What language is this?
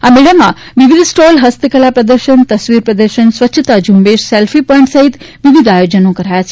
Gujarati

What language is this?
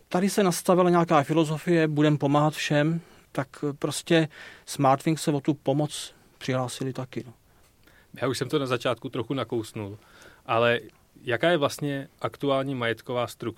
Czech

